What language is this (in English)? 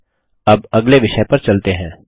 Hindi